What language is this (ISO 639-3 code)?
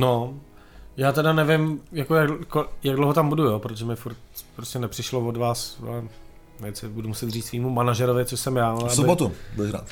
ces